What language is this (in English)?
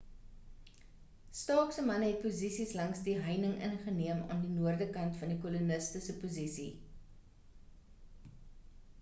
Afrikaans